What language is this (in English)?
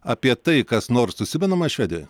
Lithuanian